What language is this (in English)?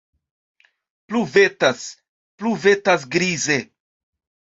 Esperanto